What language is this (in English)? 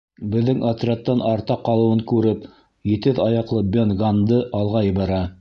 Bashkir